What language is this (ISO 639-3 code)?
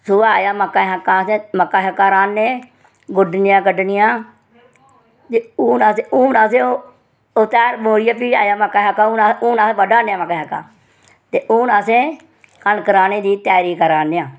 doi